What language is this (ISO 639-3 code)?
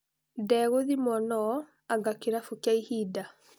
kik